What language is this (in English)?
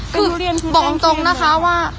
Thai